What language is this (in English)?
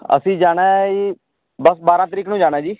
Punjabi